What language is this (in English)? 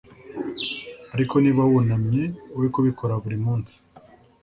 Kinyarwanda